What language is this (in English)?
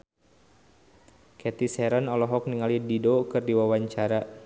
Sundanese